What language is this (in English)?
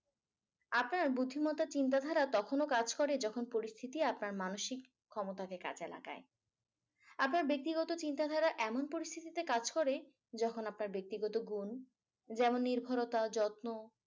Bangla